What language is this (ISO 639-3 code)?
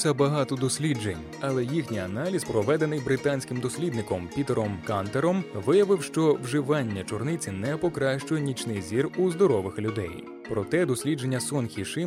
ukr